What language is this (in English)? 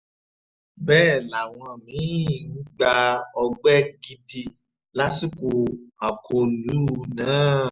Yoruba